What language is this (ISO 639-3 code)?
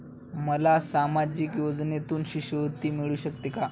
mar